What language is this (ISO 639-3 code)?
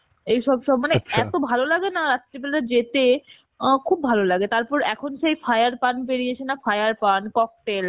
ben